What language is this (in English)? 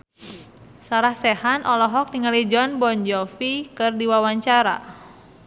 Sundanese